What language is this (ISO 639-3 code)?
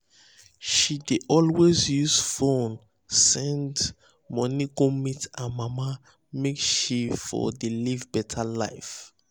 pcm